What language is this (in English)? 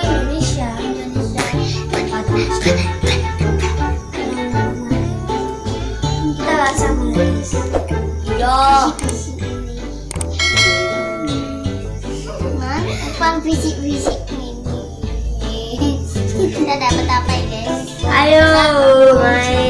Indonesian